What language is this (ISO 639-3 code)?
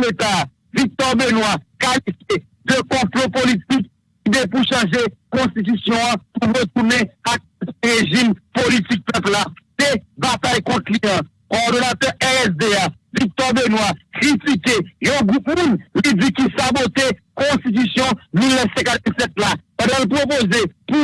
fra